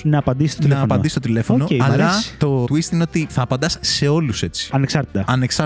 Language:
Greek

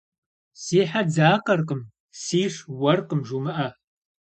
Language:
Kabardian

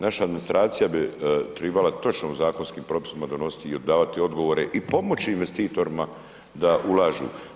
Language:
Croatian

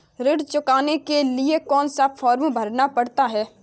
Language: Hindi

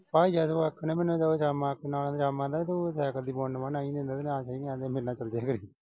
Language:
Punjabi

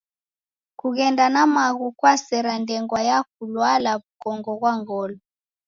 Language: Taita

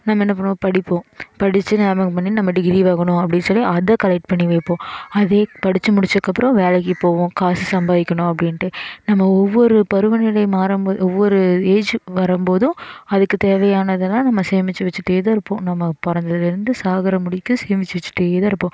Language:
Tamil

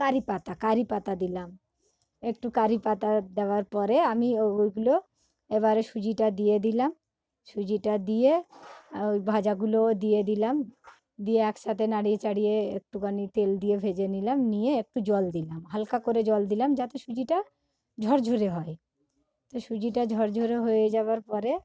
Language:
Bangla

